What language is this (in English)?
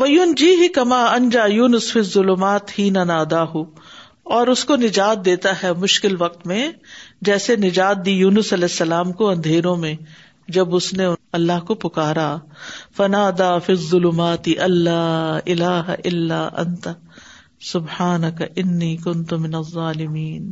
Urdu